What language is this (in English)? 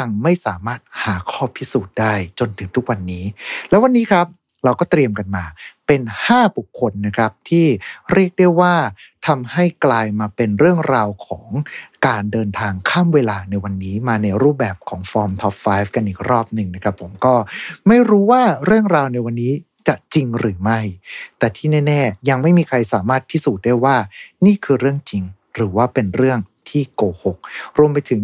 Thai